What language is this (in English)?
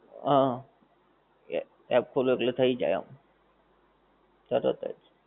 Gujarati